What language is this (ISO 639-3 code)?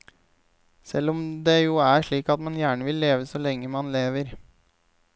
nor